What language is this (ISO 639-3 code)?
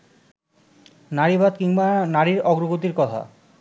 ben